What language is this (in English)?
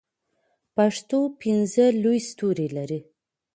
Pashto